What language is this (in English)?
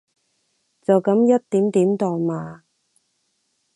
Cantonese